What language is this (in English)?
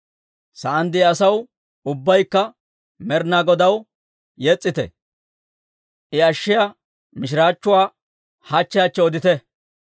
Dawro